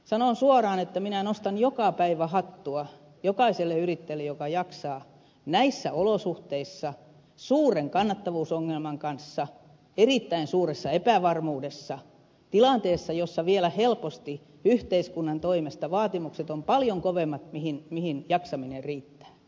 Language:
Finnish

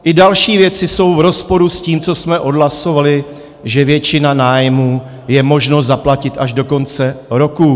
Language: Czech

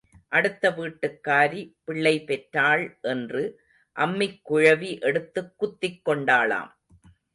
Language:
Tamil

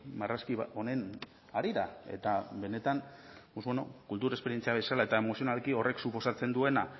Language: Basque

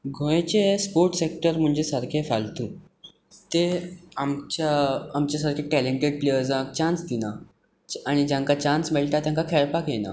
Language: Konkani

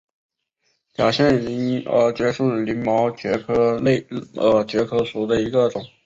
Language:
Chinese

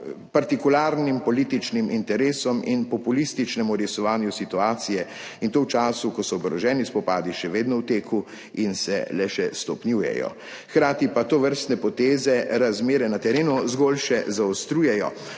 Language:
Slovenian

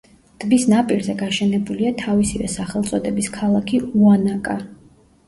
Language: Georgian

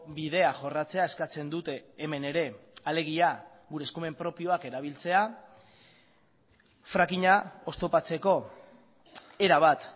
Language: Basque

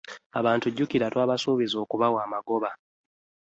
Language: Ganda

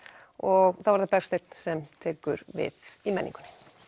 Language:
Icelandic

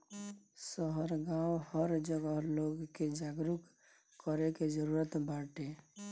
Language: Bhojpuri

